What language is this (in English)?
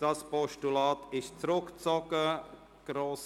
Swiss German